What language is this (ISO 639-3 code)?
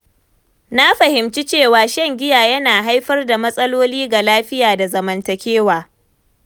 hau